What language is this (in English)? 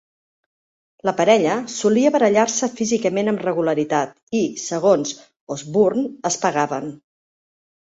Catalan